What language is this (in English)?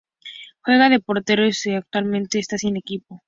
Spanish